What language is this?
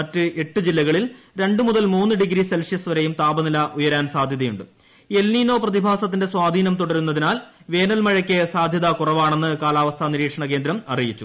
Malayalam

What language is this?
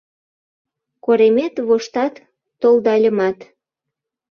Mari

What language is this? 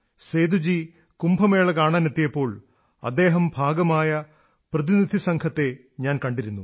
Malayalam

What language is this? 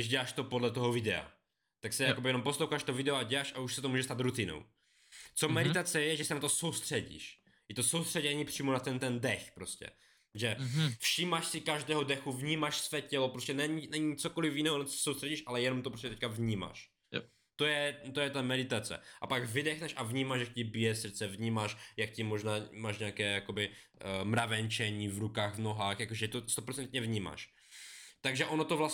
Czech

